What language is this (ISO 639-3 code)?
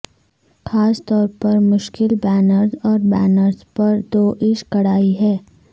urd